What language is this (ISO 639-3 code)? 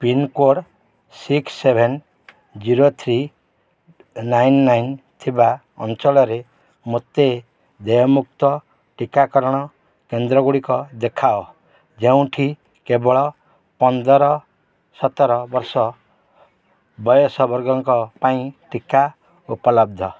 ori